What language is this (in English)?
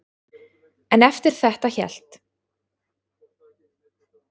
Icelandic